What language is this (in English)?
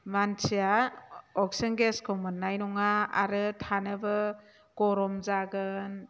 Bodo